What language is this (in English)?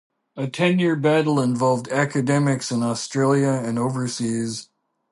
English